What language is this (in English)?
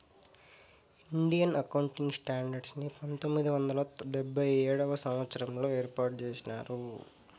Telugu